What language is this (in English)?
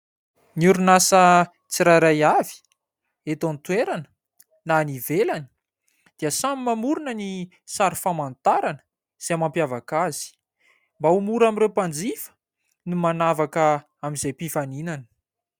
Malagasy